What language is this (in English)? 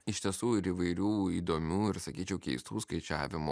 Lithuanian